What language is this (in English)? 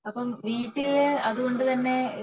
Malayalam